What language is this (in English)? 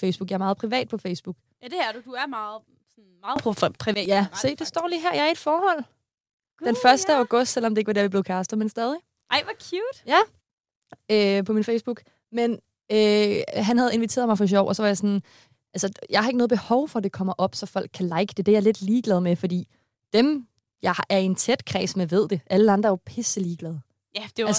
Danish